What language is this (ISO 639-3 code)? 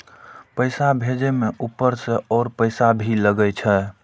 mai